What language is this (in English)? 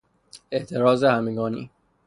Persian